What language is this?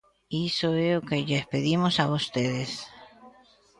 Galician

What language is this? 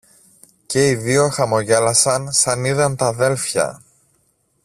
Greek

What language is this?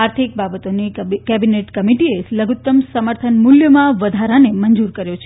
Gujarati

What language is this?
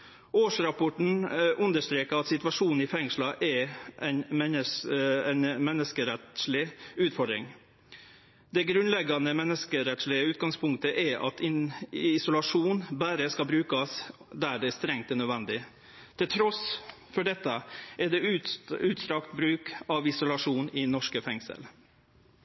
Norwegian Nynorsk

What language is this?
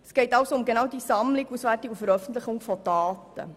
Swiss German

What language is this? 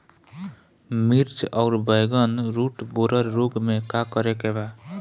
Bhojpuri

